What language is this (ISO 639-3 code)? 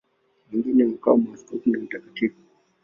swa